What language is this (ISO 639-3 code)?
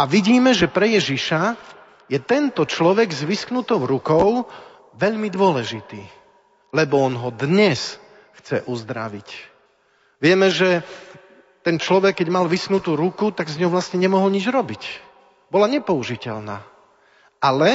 slk